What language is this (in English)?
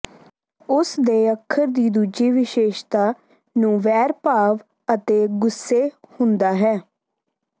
Punjabi